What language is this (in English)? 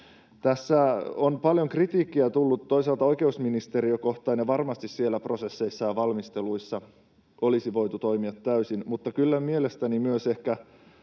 Finnish